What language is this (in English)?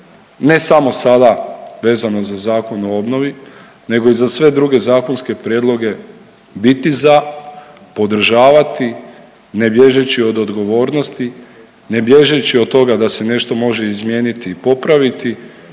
Croatian